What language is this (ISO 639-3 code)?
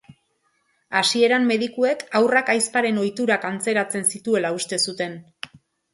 eus